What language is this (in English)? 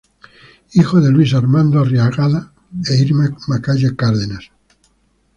Spanish